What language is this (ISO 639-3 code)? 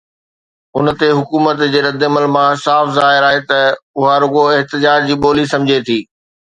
snd